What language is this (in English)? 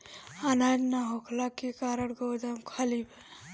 Bhojpuri